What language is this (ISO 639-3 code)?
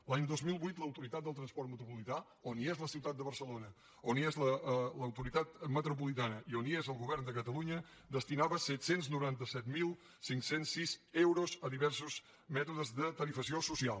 cat